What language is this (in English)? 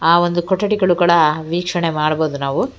Kannada